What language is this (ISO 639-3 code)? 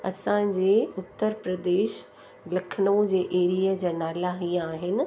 snd